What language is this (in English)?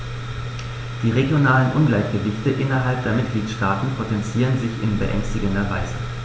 German